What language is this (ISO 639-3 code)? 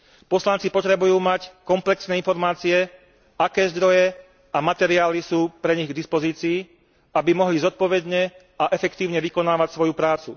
slk